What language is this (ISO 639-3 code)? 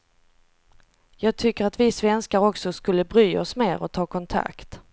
swe